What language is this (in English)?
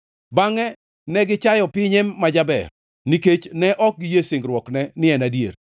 Luo (Kenya and Tanzania)